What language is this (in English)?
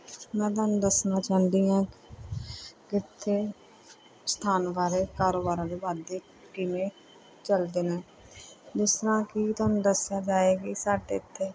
Punjabi